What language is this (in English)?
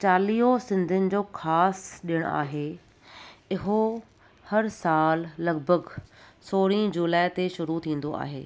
Sindhi